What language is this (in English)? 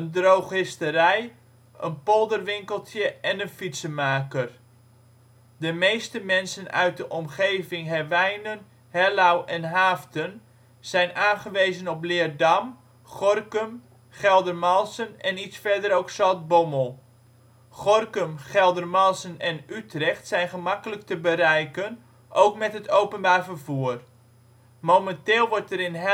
Dutch